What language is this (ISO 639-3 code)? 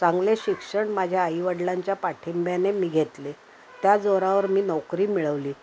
mar